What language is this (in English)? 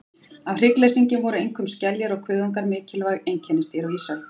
Icelandic